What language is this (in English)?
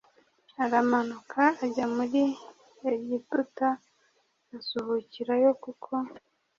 Kinyarwanda